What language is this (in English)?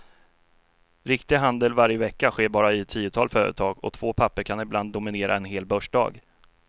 Swedish